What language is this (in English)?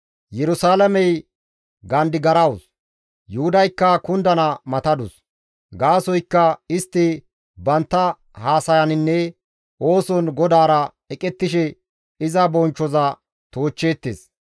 Gamo